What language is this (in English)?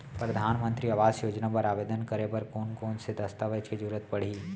Chhattisgarhi